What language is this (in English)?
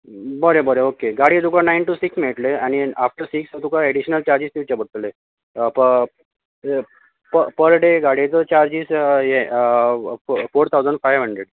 Konkani